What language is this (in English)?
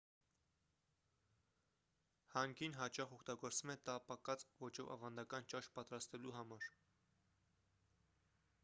Armenian